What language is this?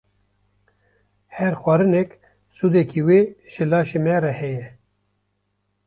Kurdish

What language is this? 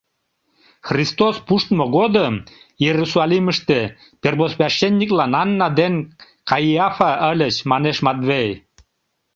Mari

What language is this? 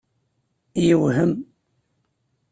Kabyle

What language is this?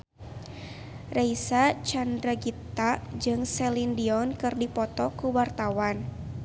Sundanese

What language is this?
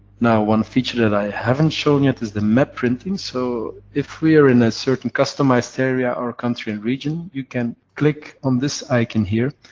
English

